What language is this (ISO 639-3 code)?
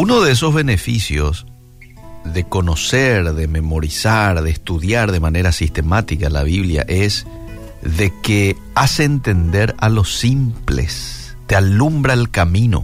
spa